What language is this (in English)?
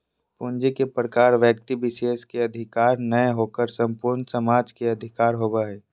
Magahi